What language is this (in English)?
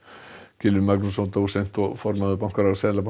Icelandic